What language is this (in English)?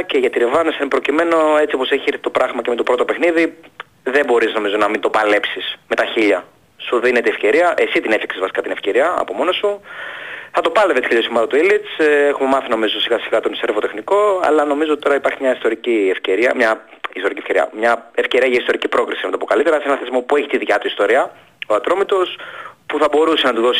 Greek